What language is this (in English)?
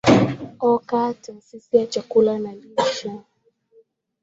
Swahili